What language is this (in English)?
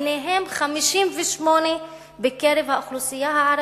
Hebrew